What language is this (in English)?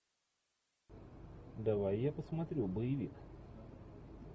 Russian